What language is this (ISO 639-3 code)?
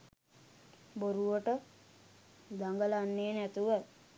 sin